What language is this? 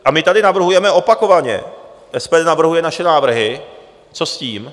Czech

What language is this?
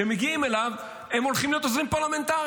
Hebrew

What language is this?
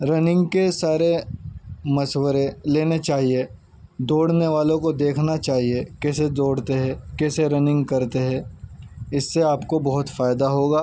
Urdu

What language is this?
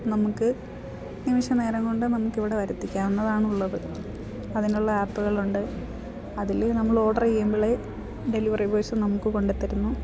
Malayalam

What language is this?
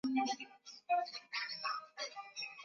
Swahili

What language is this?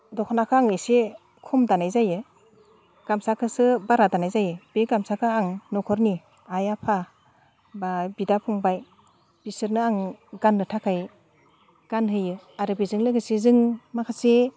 Bodo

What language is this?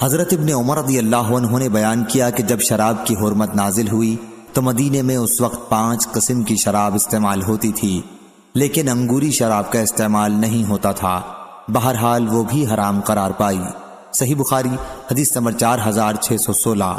Hindi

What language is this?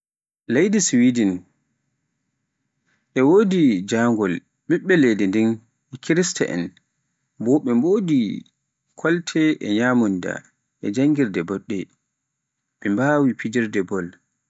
Pular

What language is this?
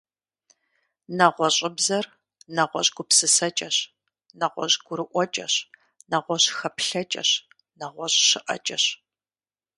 Kabardian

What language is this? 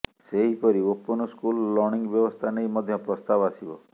Odia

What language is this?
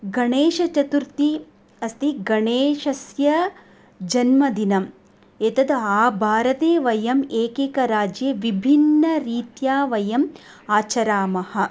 Sanskrit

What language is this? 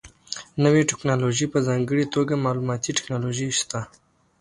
Pashto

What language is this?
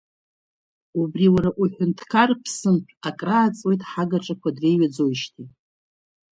Abkhazian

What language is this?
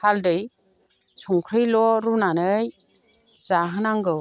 Bodo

